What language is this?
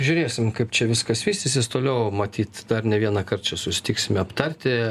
Lithuanian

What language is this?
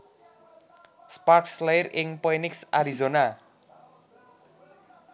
Javanese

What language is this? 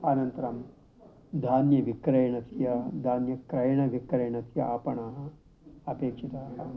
Sanskrit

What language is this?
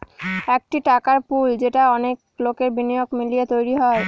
Bangla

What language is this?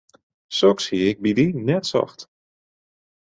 Western Frisian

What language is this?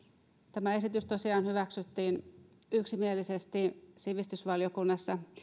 Finnish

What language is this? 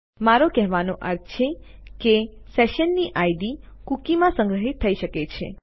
Gujarati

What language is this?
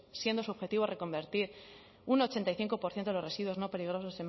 Spanish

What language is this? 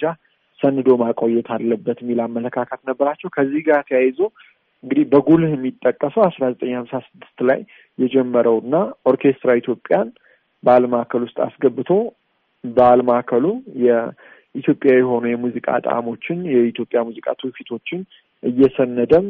Amharic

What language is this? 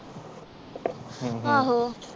Punjabi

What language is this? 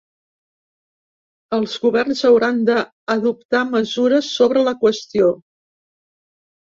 Catalan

